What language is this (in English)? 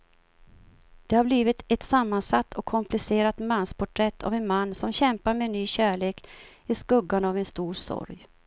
Swedish